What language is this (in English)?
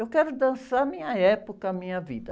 Portuguese